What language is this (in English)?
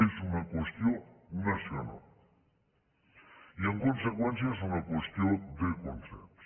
Catalan